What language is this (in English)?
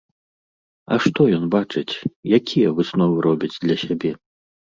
Belarusian